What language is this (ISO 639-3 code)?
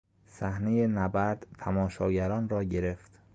fas